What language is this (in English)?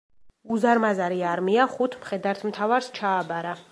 Georgian